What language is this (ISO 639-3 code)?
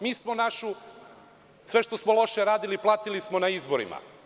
srp